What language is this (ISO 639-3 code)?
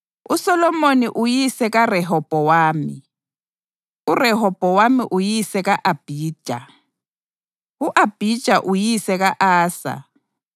nde